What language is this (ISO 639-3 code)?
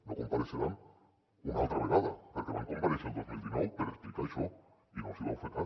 cat